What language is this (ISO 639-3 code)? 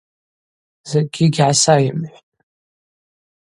abq